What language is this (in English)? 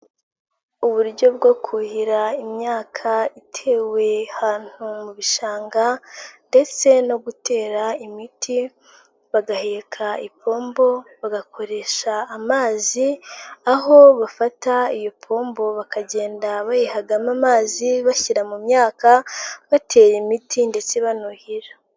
Kinyarwanda